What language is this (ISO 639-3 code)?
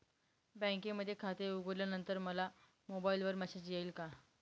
mar